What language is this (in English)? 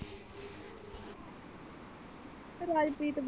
Punjabi